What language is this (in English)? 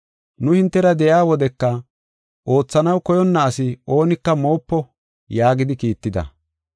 Gofa